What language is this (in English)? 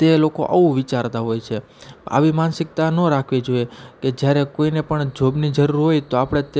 Gujarati